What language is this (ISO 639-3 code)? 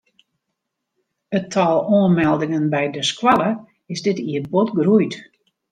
fry